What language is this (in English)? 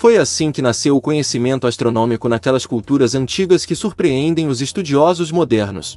Portuguese